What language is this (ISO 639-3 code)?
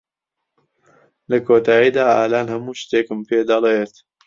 ckb